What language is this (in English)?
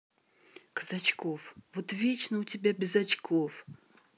Russian